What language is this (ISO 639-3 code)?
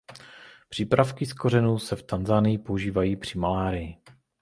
ces